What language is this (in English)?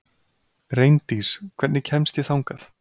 Icelandic